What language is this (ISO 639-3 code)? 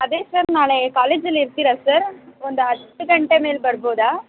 kan